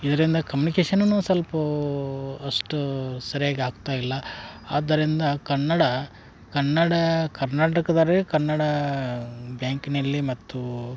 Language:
Kannada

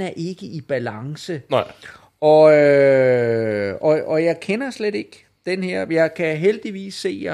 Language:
Danish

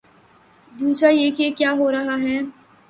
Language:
Urdu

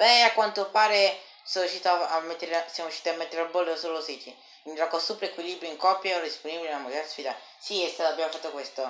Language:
Italian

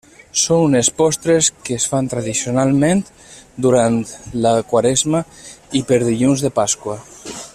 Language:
Catalan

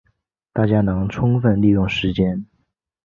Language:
Chinese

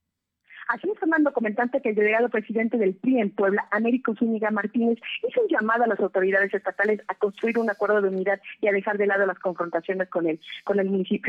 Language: Spanish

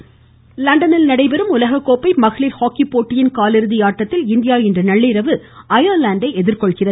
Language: Tamil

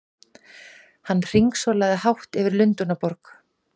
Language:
Icelandic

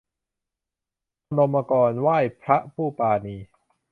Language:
Thai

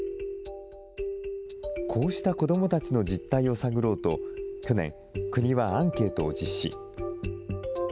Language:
Japanese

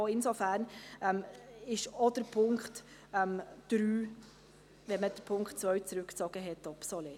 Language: Swiss German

